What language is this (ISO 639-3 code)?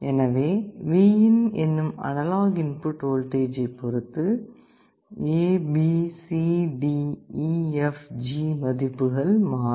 tam